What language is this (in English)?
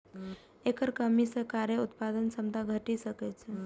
Maithili